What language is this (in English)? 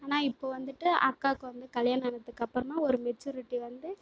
Tamil